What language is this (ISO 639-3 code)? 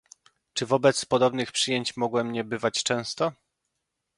pol